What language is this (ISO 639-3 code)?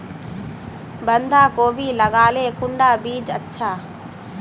mag